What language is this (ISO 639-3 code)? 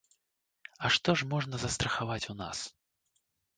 bel